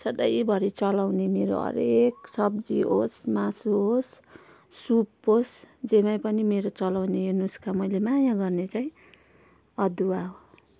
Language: Nepali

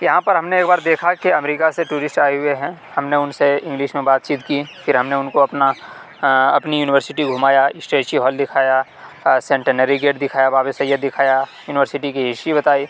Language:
Urdu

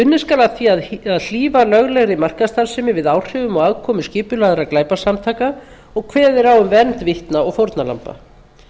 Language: Icelandic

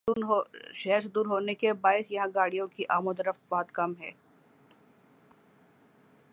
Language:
Urdu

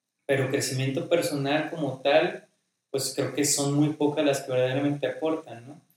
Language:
Spanish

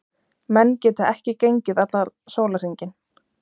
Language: Icelandic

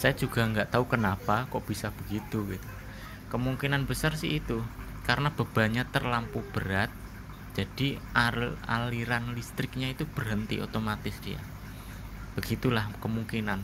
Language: Indonesian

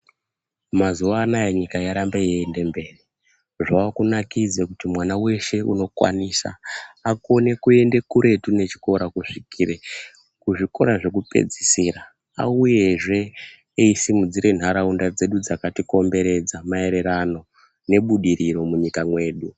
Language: Ndau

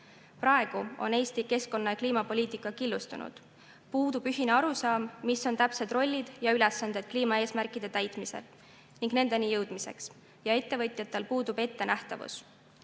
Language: Estonian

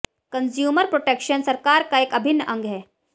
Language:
Hindi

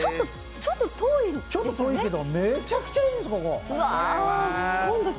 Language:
Japanese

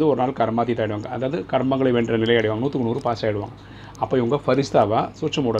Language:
Tamil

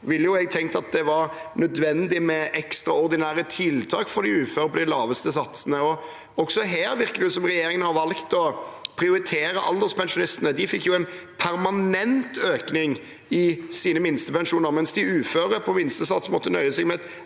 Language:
Norwegian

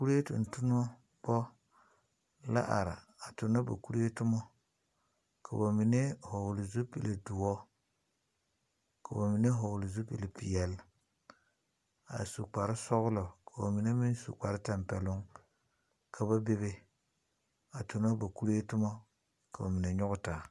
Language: Southern Dagaare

